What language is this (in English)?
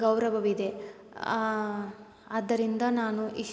Kannada